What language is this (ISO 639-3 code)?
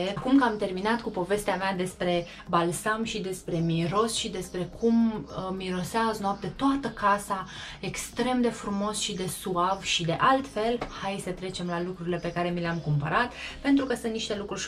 ron